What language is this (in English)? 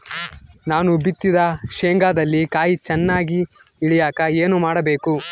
Kannada